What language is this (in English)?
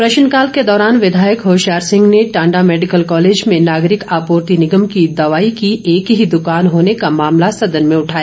Hindi